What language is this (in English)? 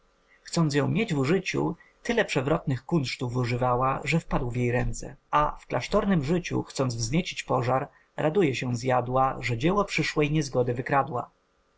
Polish